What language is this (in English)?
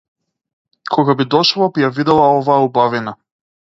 Macedonian